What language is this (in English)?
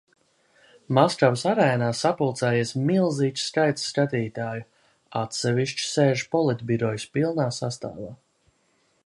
Latvian